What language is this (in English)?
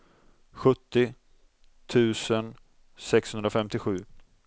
Swedish